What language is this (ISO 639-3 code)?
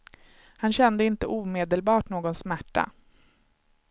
swe